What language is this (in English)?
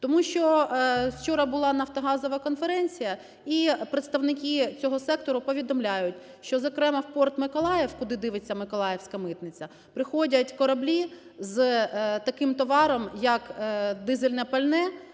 Ukrainian